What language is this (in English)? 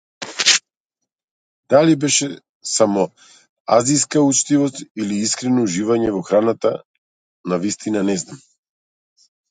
Macedonian